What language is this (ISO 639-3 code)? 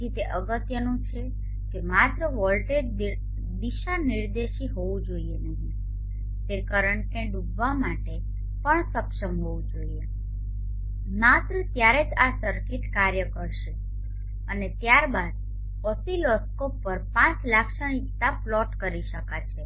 guj